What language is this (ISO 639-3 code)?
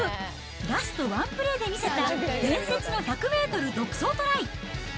jpn